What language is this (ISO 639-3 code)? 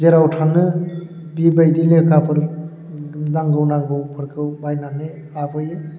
brx